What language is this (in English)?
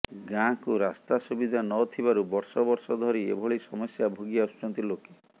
Odia